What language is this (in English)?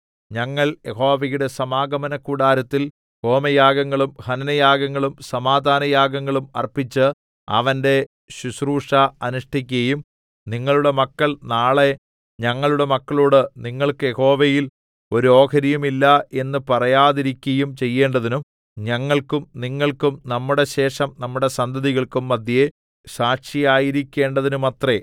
Malayalam